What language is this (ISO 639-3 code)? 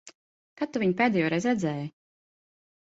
lav